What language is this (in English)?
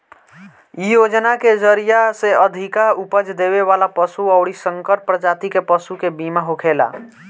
Bhojpuri